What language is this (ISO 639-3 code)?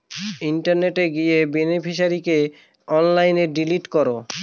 ben